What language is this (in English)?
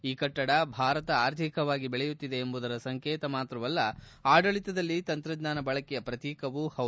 Kannada